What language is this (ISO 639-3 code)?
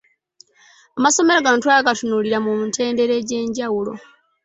lug